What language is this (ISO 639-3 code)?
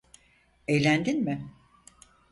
tur